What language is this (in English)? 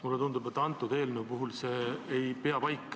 Estonian